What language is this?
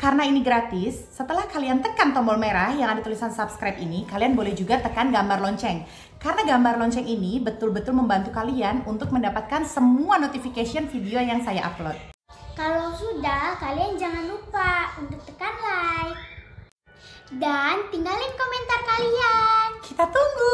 Indonesian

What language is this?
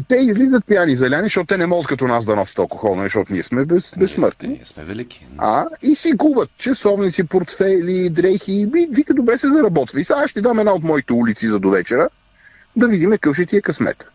Bulgarian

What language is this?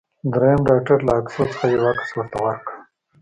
Pashto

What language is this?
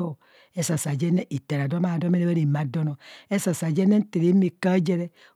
Kohumono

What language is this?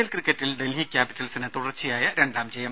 Malayalam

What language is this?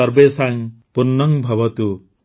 Odia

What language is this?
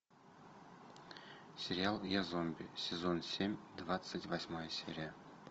Russian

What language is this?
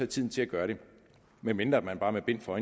Danish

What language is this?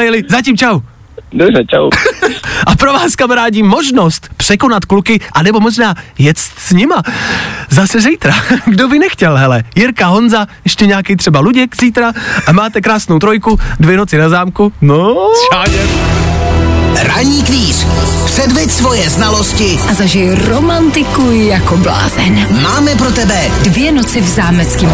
Czech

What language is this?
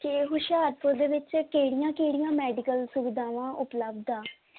Punjabi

